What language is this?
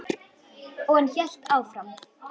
Icelandic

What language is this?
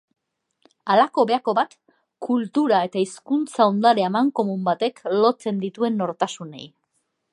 Basque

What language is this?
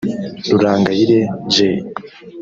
Kinyarwanda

